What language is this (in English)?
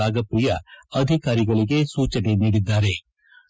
Kannada